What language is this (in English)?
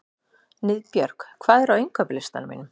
Icelandic